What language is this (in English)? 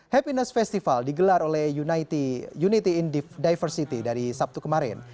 Indonesian